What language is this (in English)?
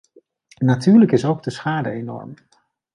Dutch